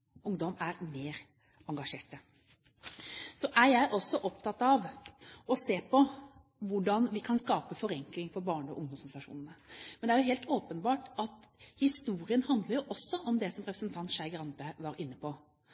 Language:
Norwegian Bokmål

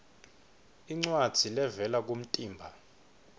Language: Swati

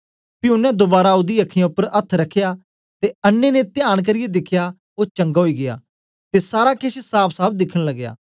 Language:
Dogri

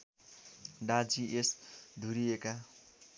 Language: Nepali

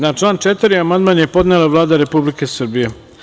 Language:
Serbian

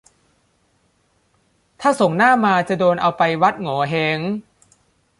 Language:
Thai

